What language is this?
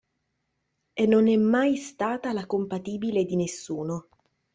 Italian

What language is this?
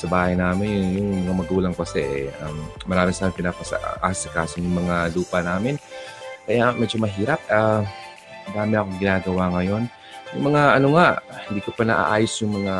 Filipino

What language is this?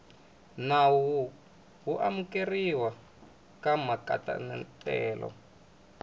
Tsonga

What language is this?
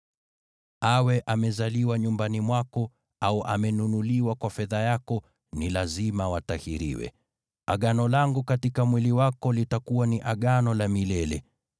Swahili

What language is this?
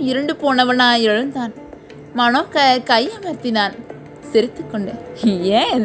Tamil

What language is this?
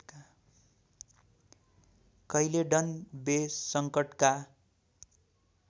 Nepali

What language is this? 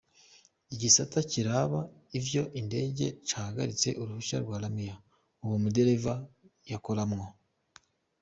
Kinyarwanda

